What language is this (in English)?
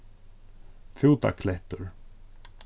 Faroese